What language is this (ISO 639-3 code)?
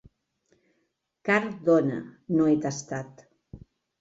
cat